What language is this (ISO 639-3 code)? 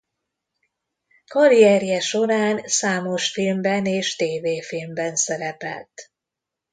hun